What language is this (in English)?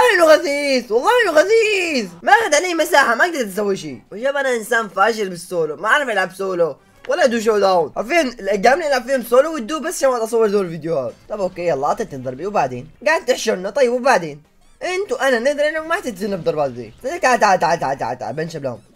Arabic